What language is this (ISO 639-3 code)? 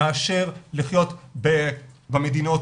heb